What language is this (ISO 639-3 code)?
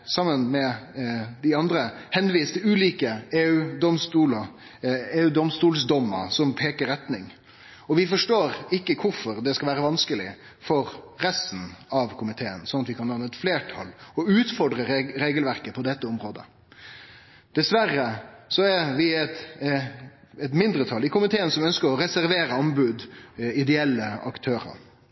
nno